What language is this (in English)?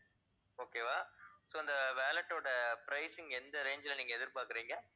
Tamil